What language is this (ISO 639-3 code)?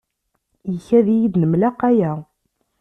kab